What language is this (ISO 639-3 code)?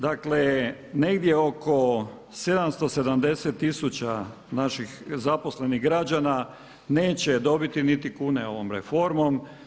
hrv